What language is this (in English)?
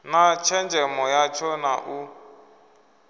Venda